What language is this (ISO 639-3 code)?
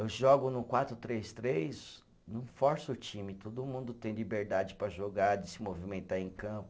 por